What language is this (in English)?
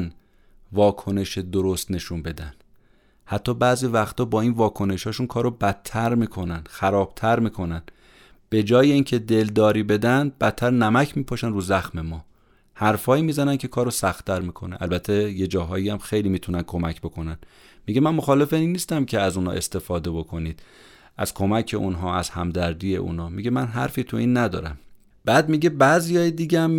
Persian